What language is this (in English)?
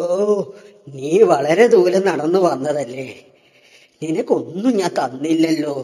Malayalam